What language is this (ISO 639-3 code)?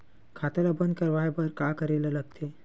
hne